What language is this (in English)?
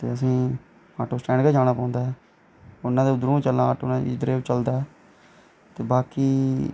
Dogri